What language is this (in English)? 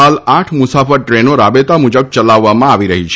Gujarati